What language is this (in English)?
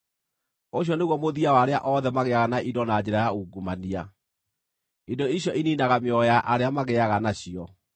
Kikuyu